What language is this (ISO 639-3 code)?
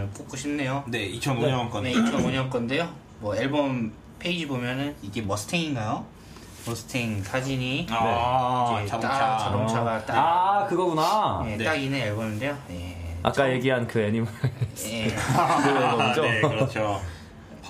kor